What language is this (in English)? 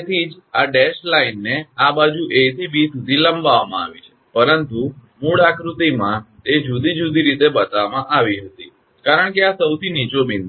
Gujarati